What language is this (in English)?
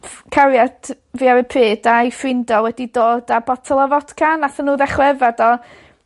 Welsh